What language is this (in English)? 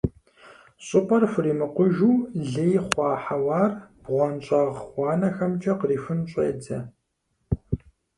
Kabardian